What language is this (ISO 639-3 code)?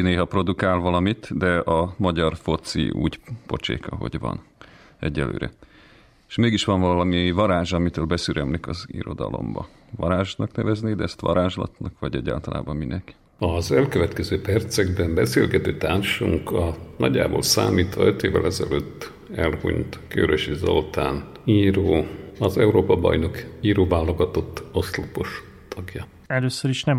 hun